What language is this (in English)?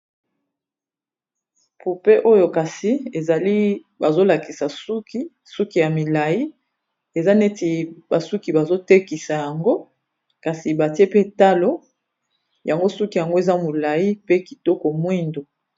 Lingala